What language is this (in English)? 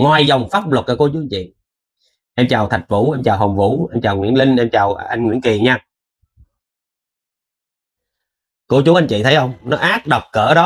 Vietnamese